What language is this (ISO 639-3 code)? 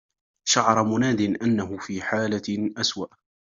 ara